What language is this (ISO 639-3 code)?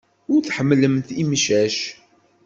kab